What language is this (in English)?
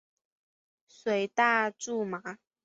Chinese